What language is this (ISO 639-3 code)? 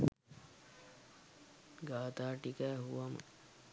sin